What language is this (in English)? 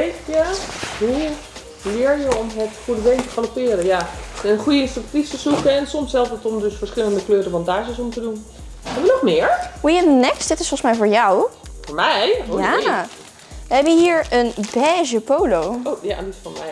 Dutch